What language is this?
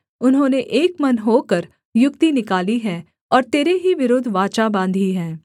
Hindi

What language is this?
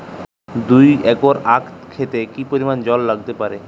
Bangla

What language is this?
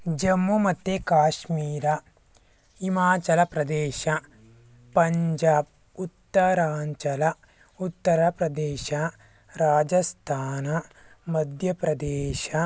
Kannada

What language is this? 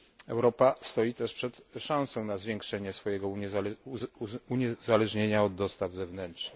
Polish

